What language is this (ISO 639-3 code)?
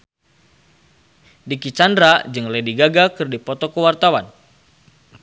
sun